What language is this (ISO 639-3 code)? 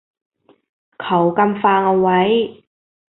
tha